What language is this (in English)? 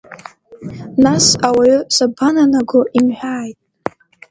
Abkhazian